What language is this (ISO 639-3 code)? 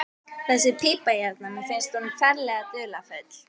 isl